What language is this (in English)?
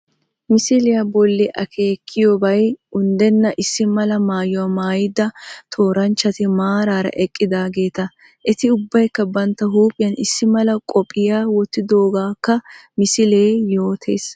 Wolaytta